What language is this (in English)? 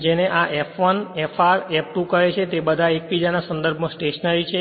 Gujarati